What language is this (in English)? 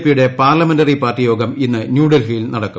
Malayalam